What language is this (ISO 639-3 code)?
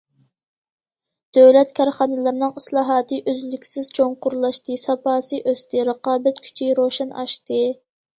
uig